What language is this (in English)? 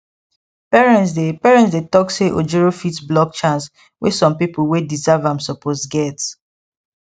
Nigerian Pidgin